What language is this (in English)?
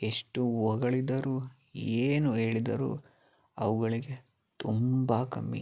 Kannada